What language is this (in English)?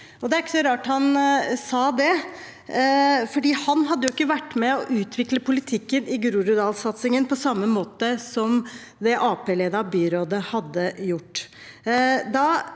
Norwegian